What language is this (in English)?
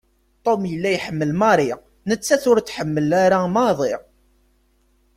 Kabyle